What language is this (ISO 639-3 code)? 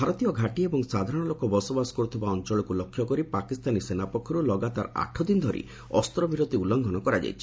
ori